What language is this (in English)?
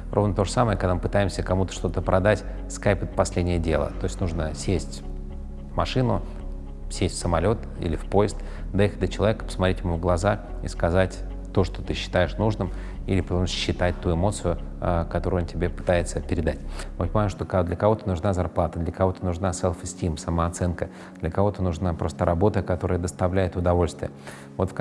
Russian